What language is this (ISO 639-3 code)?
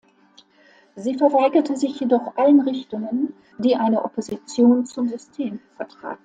deu